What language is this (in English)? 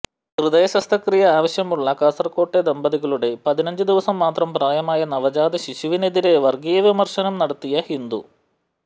Malayalam